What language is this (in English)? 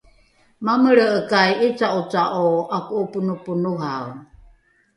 Rukai